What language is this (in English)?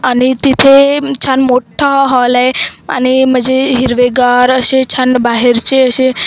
Marathi